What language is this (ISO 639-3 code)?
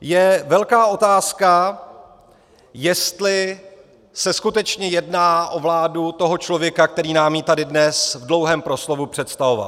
ces